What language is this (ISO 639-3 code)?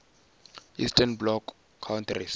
ven